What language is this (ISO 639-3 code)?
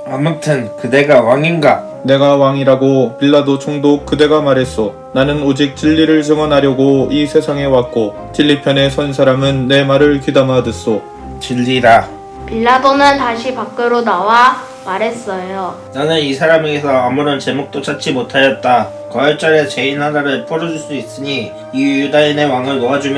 kor